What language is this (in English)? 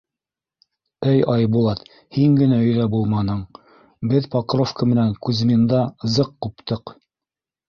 Bashkir